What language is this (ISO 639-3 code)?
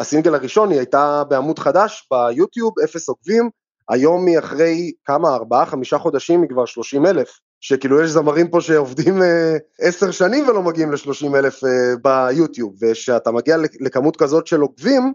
heb